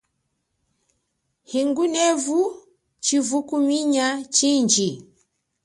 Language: Chokwe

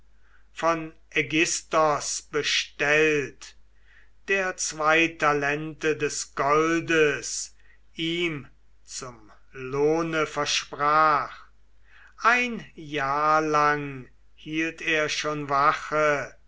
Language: German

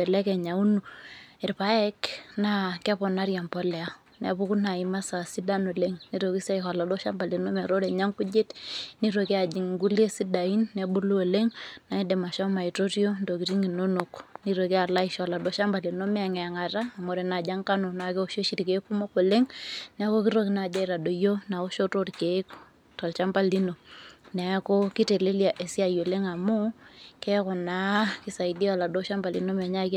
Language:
Masai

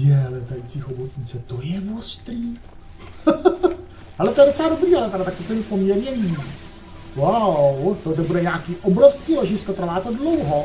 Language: Czech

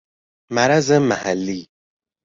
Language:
Persian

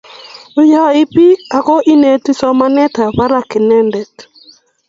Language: Kalenjin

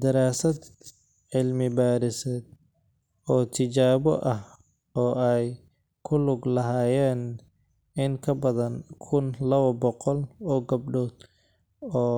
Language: Somali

